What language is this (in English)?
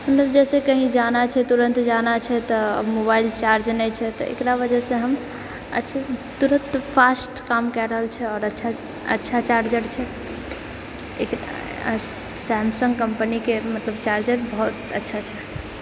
Maithili